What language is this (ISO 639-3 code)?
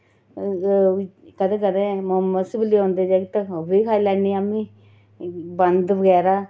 doi